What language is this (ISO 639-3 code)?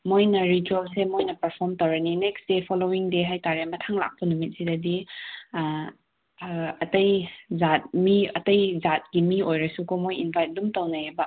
mni